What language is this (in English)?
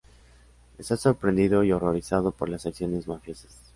Spanish